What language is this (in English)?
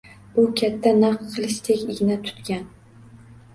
Uzbek